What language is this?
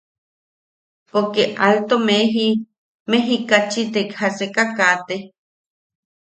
Yaqui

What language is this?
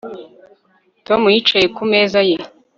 Kinyarwanda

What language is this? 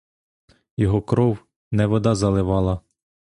Ukrainian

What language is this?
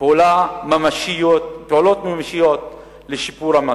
Hebrew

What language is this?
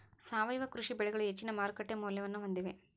Kannada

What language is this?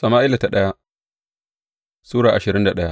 Hausa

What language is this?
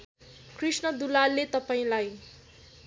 Nepali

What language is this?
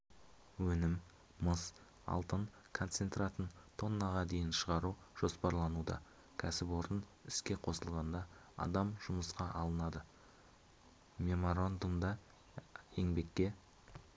Kazakh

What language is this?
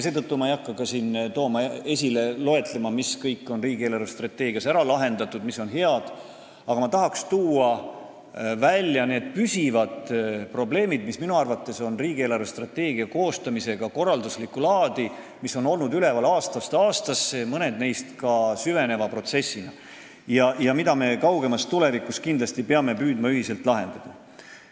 Estonian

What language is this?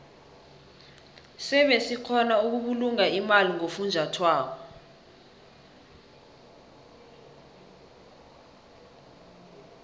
South Ndebele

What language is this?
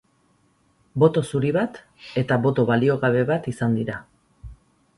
Basque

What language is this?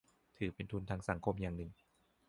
Thai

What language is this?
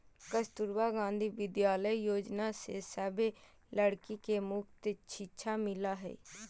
Magahi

